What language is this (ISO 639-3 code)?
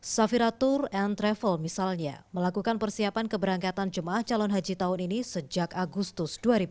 ind